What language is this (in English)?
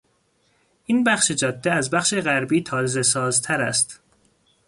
Persian